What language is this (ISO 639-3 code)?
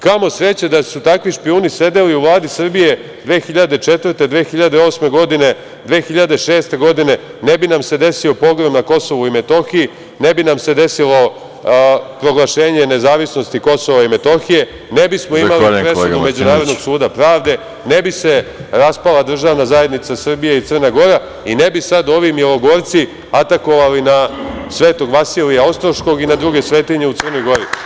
srp